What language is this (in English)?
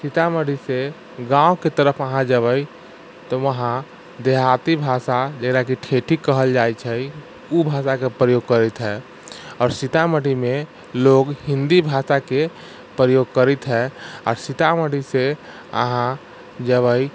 Maithili